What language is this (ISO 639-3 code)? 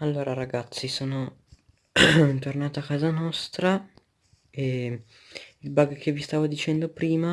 ita